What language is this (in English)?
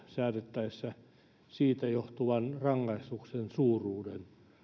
Finnish